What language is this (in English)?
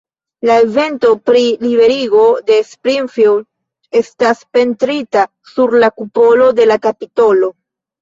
Esperanto